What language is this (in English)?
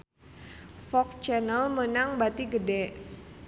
Sundanese